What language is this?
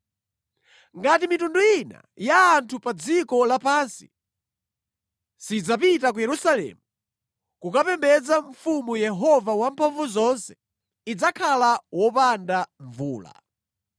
Nyanja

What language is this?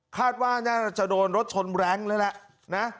Thai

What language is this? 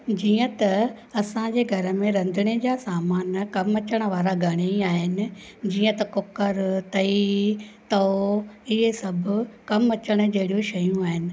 Sindhi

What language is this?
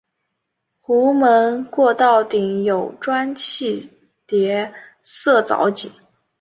Chinese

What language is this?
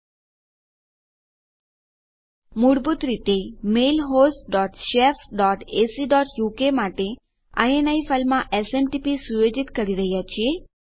Gujarati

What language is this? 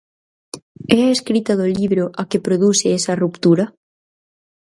Galician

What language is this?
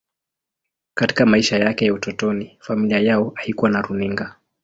Swahili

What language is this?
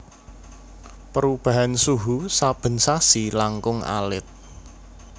Javanese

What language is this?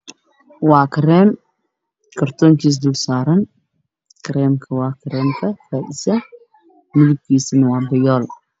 Somali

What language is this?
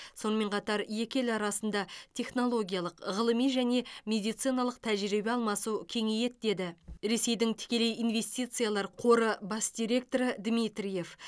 Kazakh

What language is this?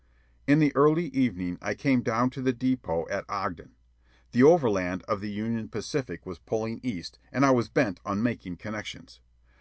English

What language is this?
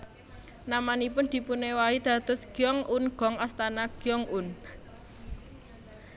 Javanese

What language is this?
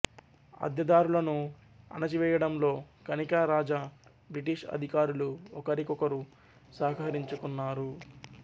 Telugu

